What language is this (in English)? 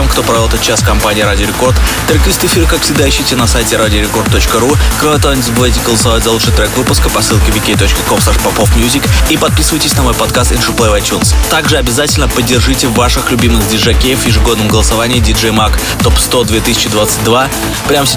Russian